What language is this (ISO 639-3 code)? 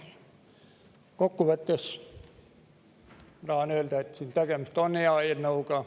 est